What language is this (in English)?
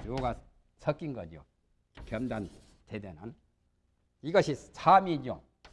Korean